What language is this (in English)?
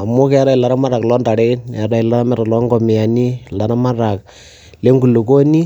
Masai